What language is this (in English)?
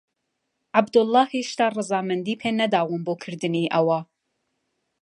Central Kurdish